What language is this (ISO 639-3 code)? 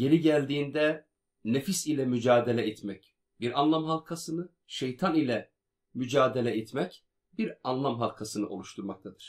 tur